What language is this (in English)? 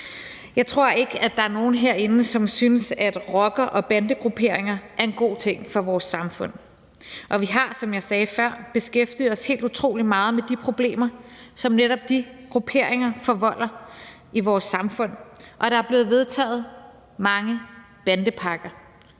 Danish